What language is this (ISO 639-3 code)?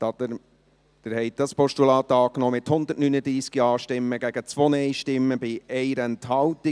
gsw